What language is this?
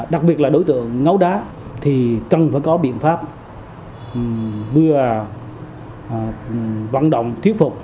Vietnamese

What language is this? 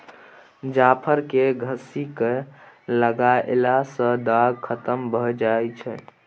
Maithili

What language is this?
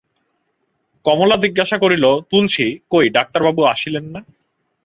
Bangla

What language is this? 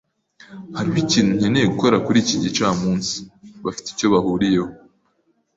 Kinyarwanda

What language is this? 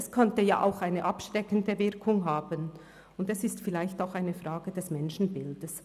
Swiss German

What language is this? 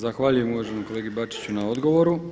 Croatian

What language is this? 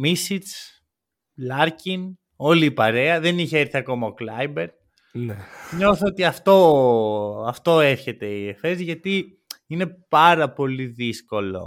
Greek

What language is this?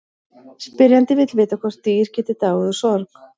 Icelandic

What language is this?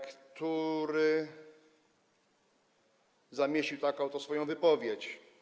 Polish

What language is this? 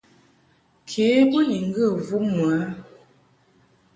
Mungaka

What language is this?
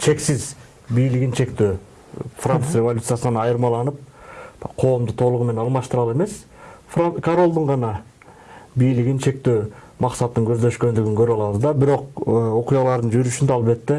Turkish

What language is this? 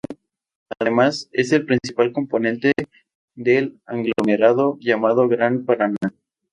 Spanish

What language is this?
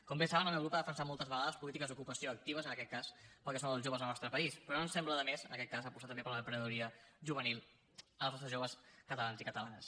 Catalan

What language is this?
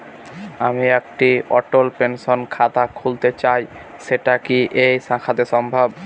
Bangla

